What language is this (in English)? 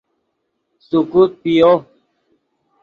Yidgha